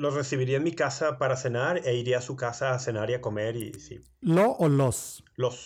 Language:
Spanish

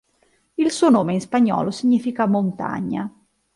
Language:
Italian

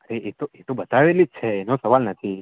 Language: Gujarati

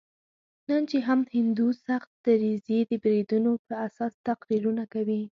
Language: Pashto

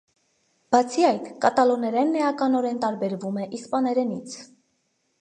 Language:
Armenian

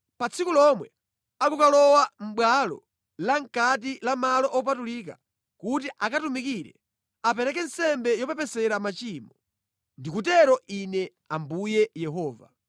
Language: Nyanja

